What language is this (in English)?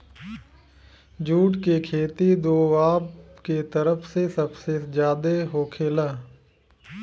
Bhojpuri